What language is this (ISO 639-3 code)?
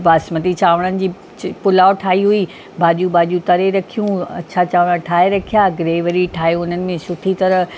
snd